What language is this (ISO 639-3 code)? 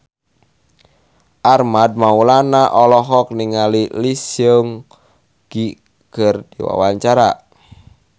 sun